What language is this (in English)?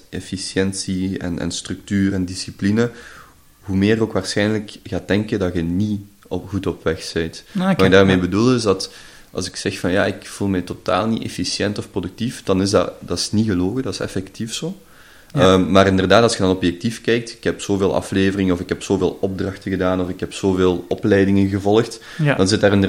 Dutch